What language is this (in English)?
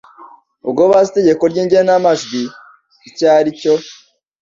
Kinyarwanda